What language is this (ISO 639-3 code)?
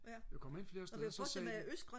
dan